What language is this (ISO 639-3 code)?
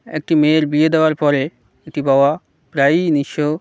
ben